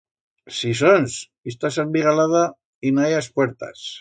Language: Aragonese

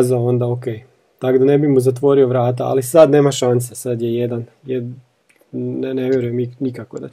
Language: Croatian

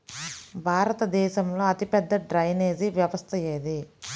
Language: Telugu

